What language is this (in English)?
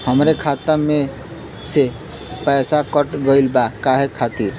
Bhojpuri